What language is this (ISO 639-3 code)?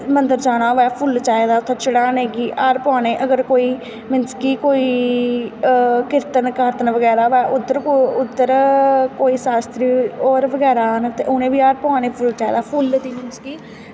doi